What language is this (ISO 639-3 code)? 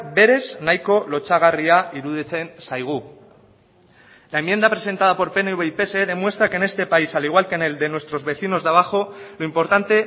spa